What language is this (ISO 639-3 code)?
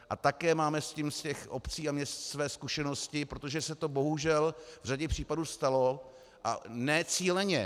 ces